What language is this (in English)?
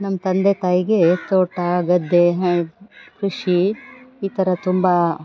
Kannada